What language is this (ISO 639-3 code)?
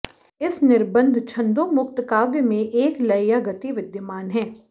san